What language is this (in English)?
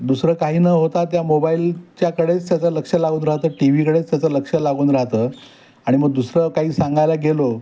Marathi